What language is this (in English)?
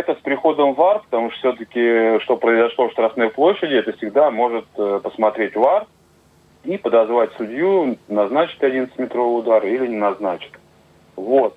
Russian